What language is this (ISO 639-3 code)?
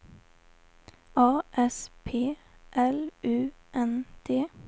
swe